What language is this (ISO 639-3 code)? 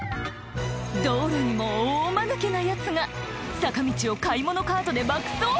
jpn